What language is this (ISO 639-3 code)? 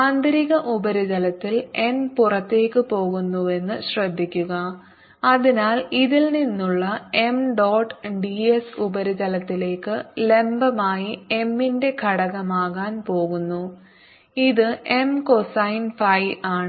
mal